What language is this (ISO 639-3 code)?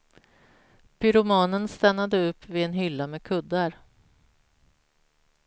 swe